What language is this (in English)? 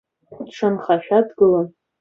Abkhazian